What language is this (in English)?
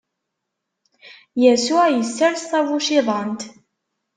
Kabyle